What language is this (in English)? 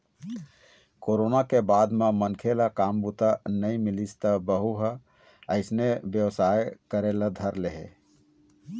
Chhattisgarhi